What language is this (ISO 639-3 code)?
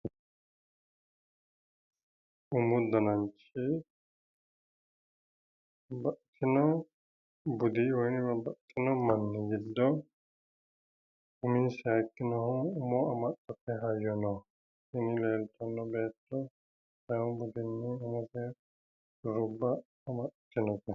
sid